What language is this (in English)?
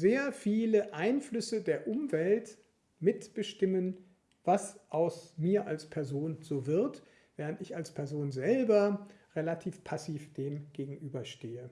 German